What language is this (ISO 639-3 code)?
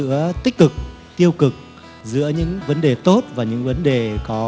vie